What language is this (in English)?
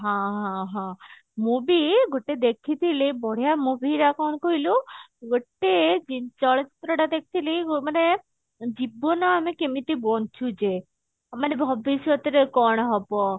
Odia